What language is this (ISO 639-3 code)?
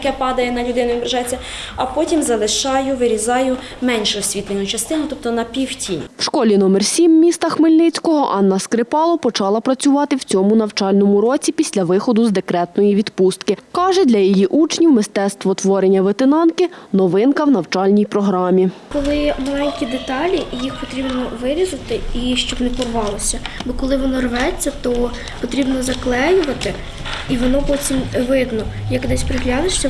ukr